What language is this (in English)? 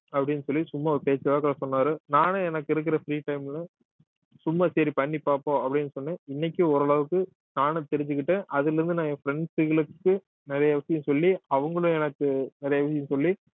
Tamil